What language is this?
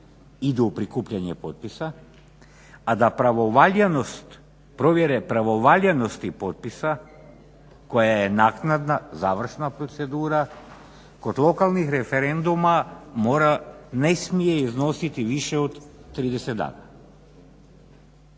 Croatian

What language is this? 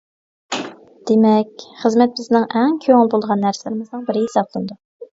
Uyghur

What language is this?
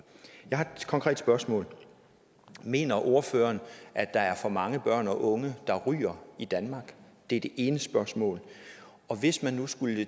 Danish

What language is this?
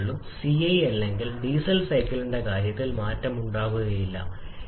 Malayalam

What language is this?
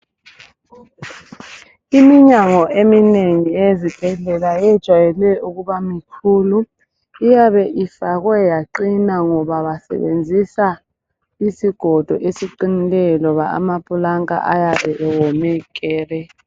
North Ndebele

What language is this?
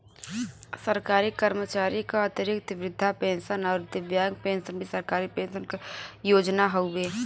Bhojpuri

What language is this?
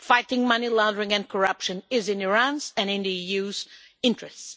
English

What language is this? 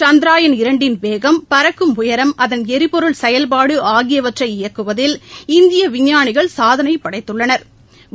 Tamil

